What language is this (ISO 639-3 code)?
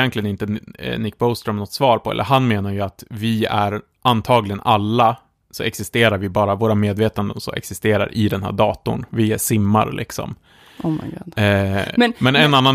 swe